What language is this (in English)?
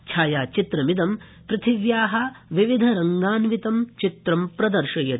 Sanskrit